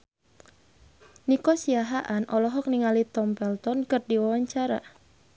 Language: Sundanese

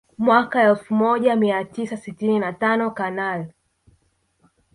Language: Swahili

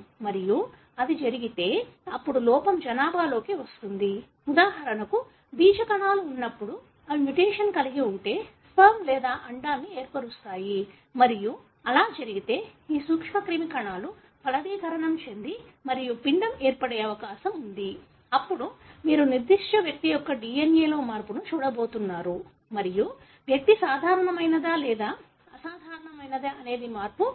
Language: Telugu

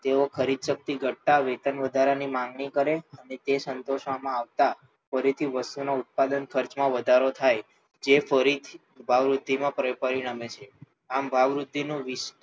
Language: Gujarati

